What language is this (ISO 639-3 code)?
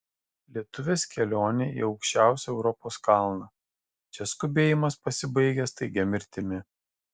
lit